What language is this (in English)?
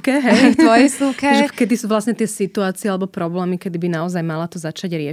Slovak